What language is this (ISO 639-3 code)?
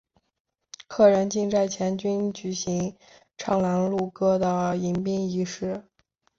zho